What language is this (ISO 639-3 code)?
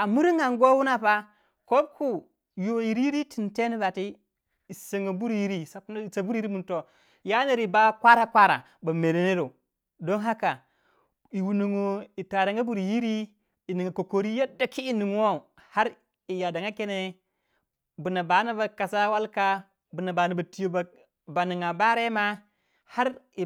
wja